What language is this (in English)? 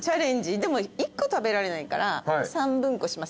Japanese